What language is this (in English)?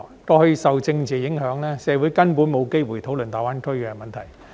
Cantonese